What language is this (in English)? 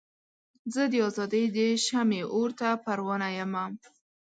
Pashto